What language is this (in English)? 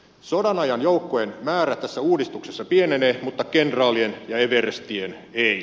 Finnish